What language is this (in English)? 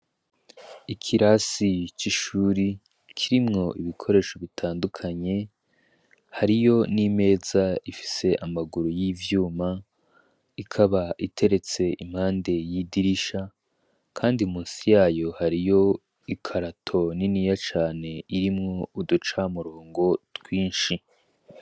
Rundi